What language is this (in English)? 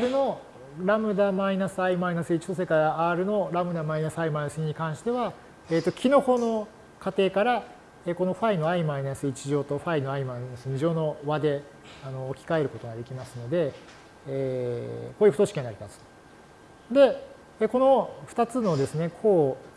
Japanese